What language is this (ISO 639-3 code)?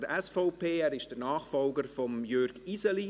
gsw